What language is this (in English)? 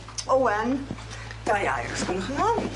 Welsh